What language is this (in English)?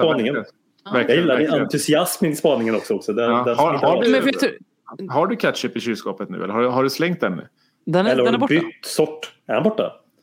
Swedish